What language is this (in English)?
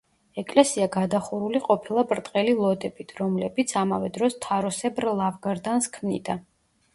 Georgian